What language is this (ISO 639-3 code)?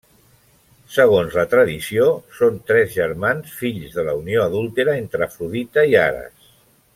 cat